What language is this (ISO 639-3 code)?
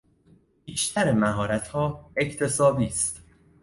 fas